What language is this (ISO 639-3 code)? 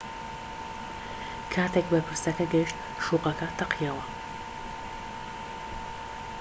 ckb